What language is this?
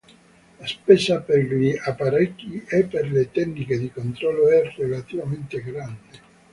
Italian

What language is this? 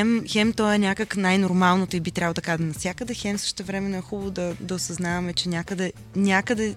Bulgarian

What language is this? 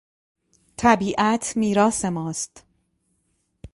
Persian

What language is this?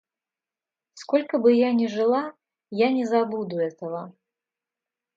Russian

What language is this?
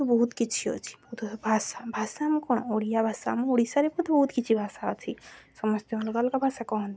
Odia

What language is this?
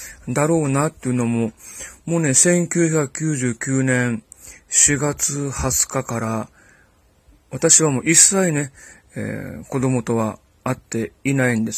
Japanese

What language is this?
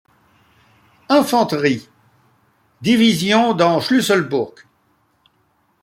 French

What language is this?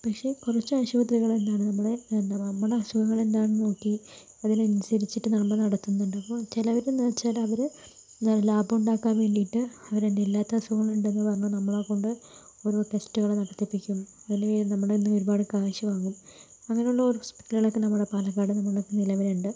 Malayalam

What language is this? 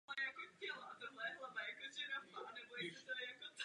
Czech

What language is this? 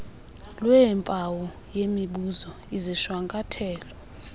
Xhosa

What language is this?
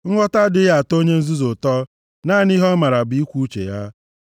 Igbo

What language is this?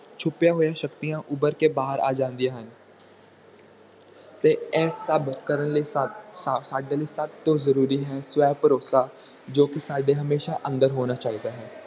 Punjabi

